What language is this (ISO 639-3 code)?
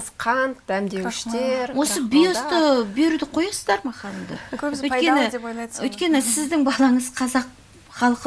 rus